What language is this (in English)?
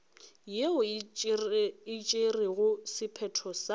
Northern Sotho